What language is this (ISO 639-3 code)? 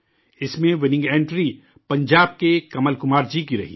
urd